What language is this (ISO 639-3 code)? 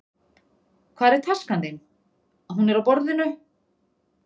isl